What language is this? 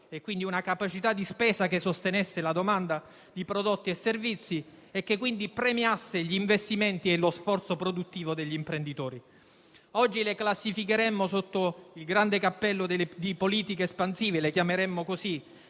Italian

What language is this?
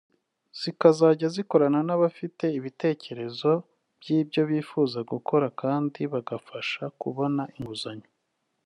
Kinyarwanda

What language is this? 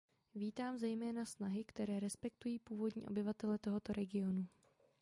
Czech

